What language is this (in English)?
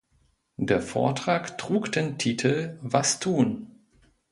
German